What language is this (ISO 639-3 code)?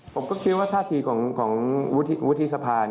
tha